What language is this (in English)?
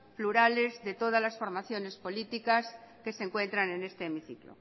Spanish